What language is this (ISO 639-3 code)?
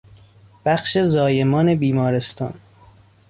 fas